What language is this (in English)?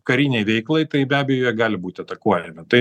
Lithuanian